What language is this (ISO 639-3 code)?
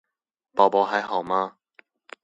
zho